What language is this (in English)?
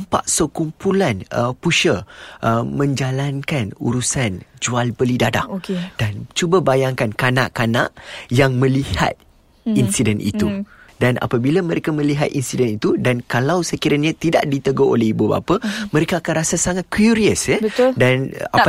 Malay